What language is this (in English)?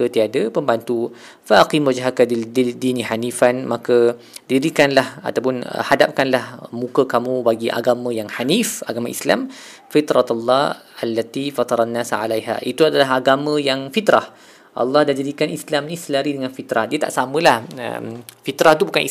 Malay